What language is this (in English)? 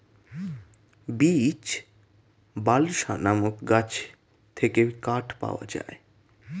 Bangla